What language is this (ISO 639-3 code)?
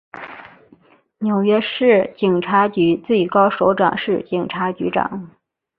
zho